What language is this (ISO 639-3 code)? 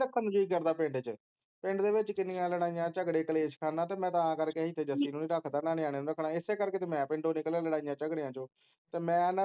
pan